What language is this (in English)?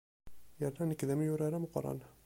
Kabyle